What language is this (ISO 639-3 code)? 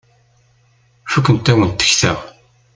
kab